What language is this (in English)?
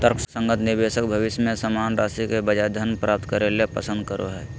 Magahi